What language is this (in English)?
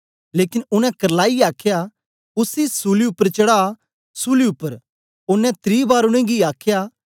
Dogri